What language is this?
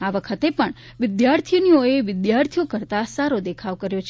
Gujarati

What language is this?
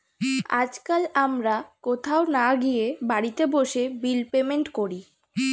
Bangla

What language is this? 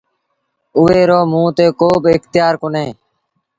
Sindhi Bhil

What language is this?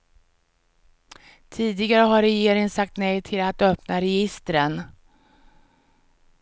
Swedish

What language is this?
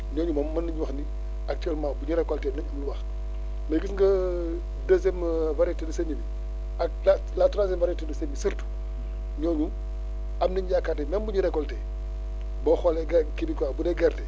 Wolof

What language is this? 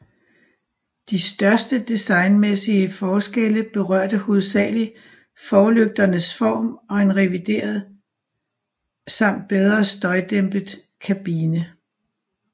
Danish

